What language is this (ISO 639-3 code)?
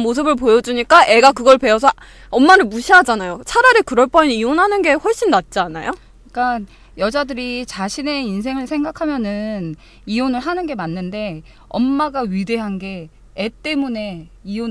kor